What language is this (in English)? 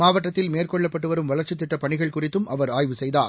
Tamil